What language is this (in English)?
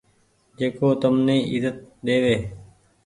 Goaria